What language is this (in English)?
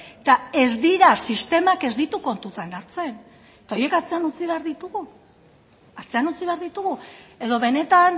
Basque